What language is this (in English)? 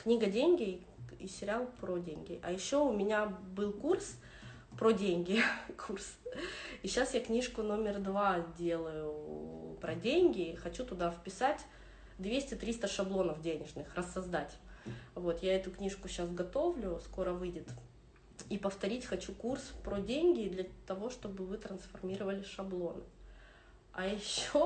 Russian